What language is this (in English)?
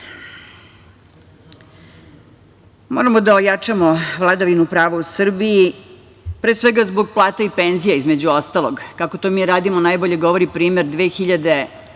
Serbian